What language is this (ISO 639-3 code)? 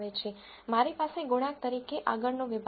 guj